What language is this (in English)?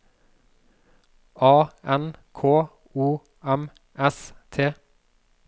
Norwegian